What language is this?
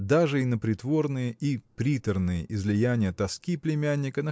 Russian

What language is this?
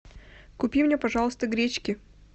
Russian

